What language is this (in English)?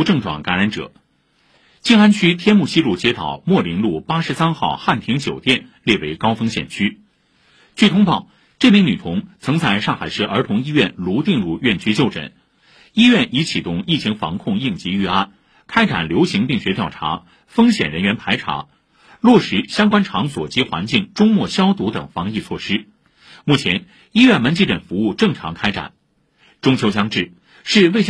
Chinese